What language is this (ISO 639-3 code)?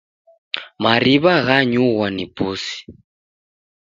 dav